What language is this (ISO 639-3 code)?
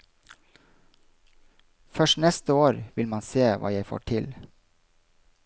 nor